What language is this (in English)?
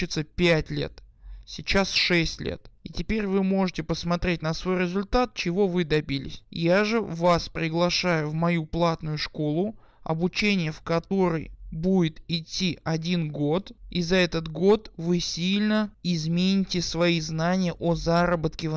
Russian